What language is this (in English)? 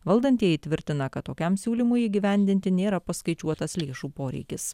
Lithuanian